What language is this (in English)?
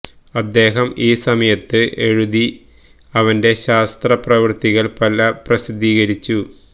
Malayalam